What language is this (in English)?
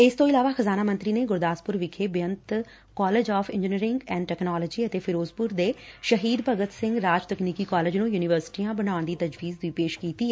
Punjabi